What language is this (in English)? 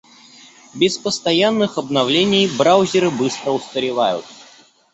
Russian